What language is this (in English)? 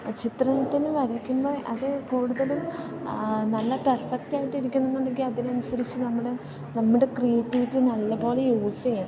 Malayalam